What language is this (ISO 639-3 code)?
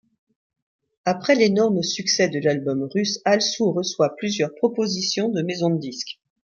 fra